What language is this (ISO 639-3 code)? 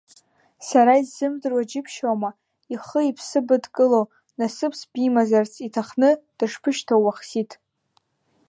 abk